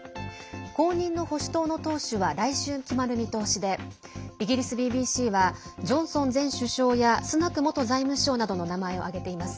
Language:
Japanese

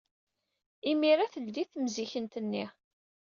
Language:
Kabyle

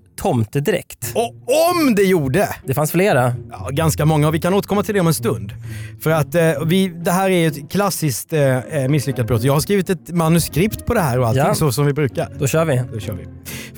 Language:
Swedish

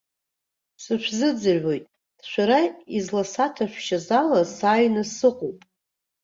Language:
Abkhazian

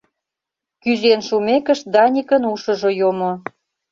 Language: Mari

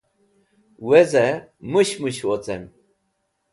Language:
Wakhi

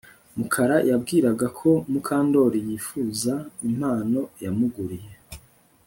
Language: Kinyarwanda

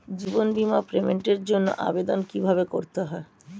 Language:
Bangla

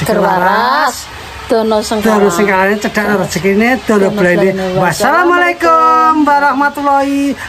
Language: Indonesian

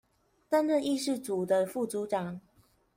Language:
Chinese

